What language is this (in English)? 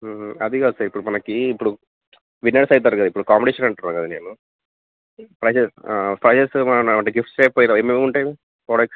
Telugu